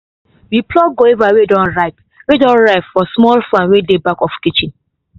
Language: Nigerian Pidgin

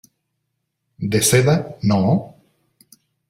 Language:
Spanish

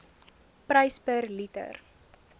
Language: Afrikaans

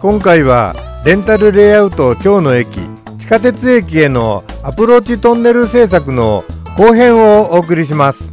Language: Japanese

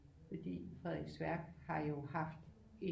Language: Danish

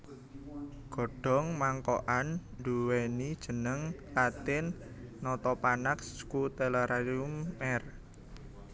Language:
Javanese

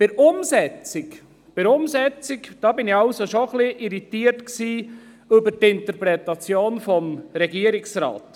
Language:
Swiss German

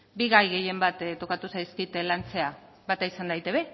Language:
Basque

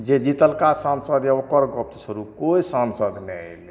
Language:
Maithili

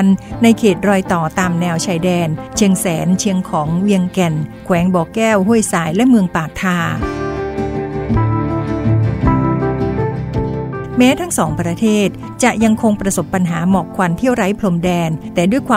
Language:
Thai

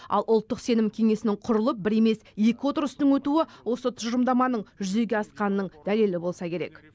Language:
Kazakh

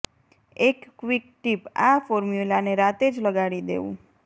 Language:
Gujarati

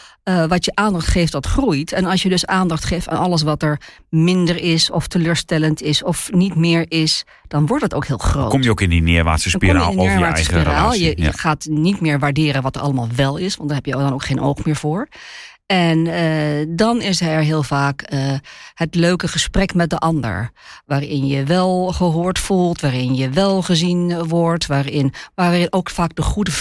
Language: Dutch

